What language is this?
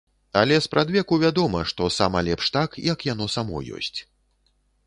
Belarusian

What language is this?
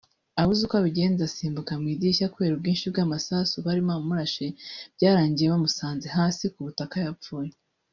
Kinyarwanda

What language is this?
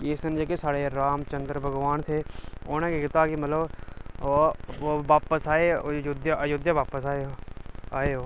Dogri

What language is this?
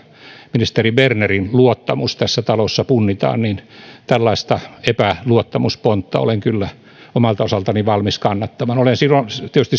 Finnish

